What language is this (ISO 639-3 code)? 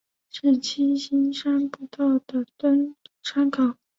zho